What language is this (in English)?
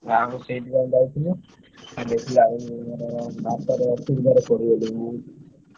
Odia